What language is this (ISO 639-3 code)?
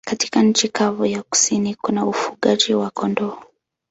swa